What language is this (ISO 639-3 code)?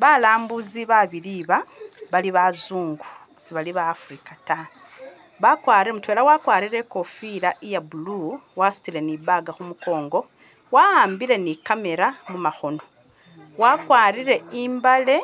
myx